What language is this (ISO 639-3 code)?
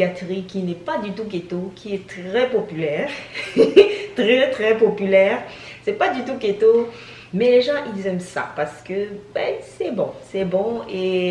fra